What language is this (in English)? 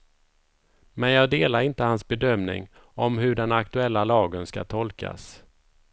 Swedish